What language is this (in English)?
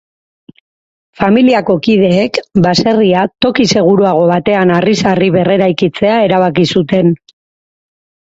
Basque